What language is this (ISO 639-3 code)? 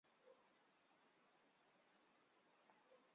qur